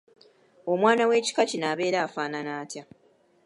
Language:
Ganda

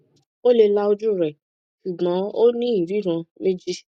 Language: Yoruba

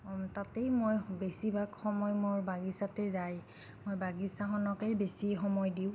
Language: Assamese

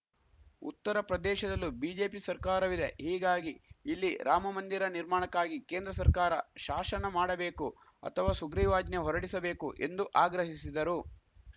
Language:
Kannada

